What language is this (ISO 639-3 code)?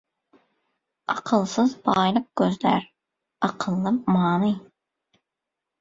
tuk